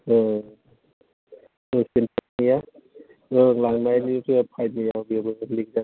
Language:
Bodo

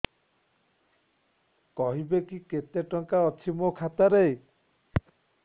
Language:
Odia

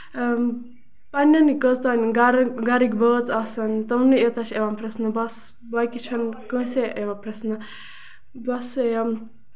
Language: Kashmiri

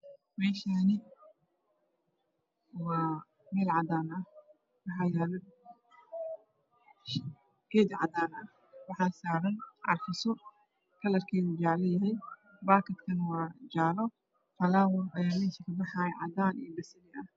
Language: Somali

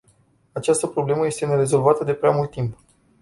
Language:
Romanian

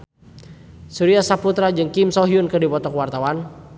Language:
Sundanese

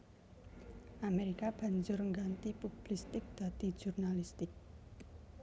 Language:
Javanese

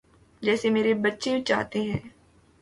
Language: Urdu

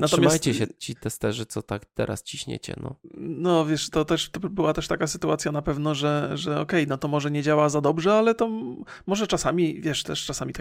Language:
Polish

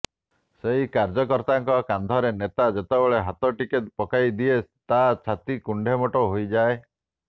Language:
Odia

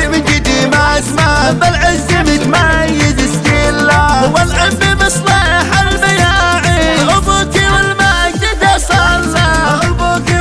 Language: Arabic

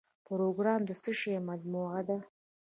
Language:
Pashto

